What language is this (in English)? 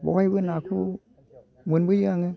Bodo